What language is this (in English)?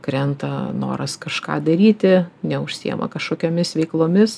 Lithuanian